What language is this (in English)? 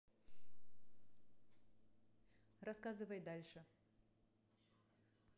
Russian